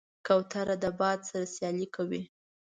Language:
Pashto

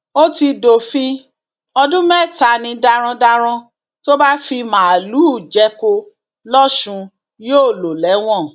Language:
Yoruba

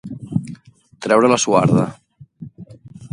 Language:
Catalan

